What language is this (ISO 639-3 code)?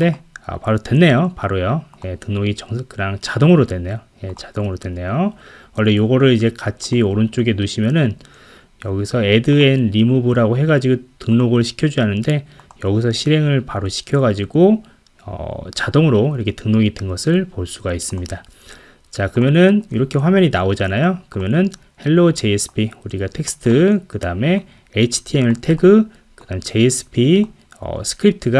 kor